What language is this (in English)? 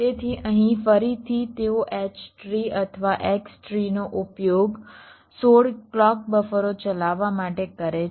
Gujarati